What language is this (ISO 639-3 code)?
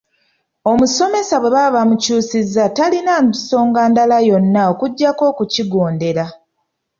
lug